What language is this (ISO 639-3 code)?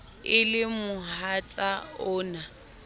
sot